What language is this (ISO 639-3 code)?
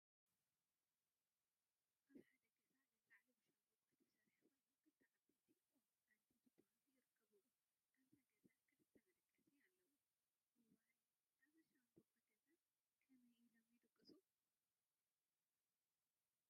tir